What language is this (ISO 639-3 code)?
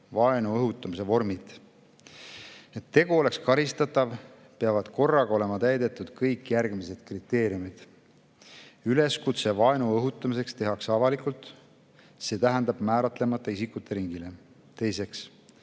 est